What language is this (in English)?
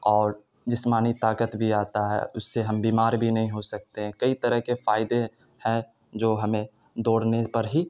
Urdu